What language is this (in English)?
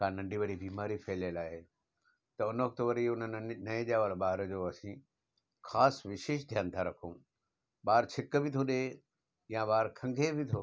Sindhi